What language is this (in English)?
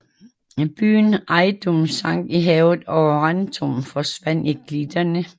Danish